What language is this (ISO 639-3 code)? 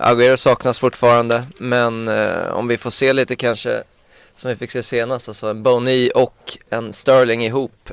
swe